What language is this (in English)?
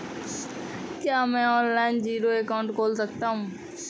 Hindi